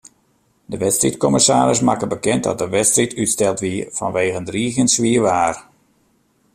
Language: Western Frisian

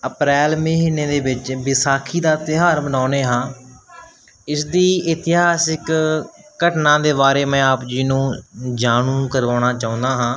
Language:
Punjabi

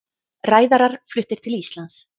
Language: Icelandic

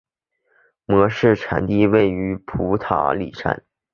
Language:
Chinese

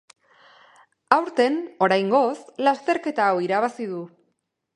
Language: Basque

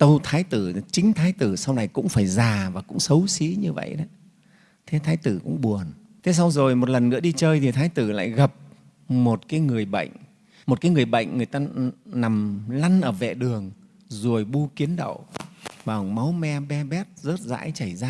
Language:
Vietnamese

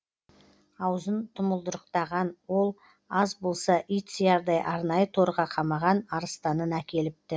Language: Kazakh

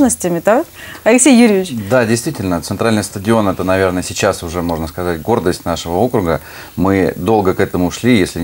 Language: Russian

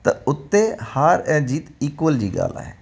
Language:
Sindhi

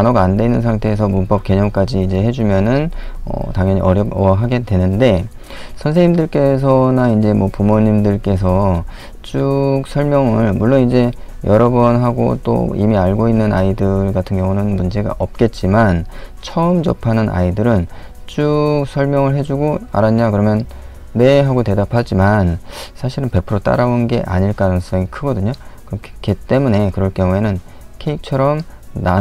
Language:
Korean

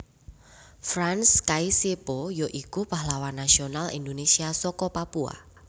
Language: Javanese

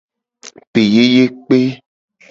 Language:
Gen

